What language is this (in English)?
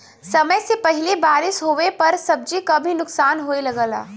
Bhojpuri